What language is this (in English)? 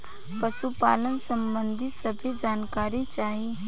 Bhojpuri